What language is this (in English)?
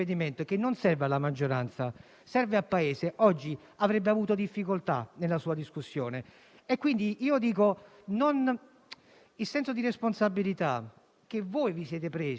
Italian